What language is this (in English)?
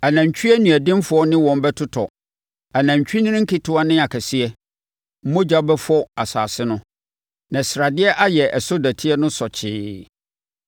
Akan